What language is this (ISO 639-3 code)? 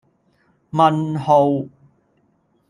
yue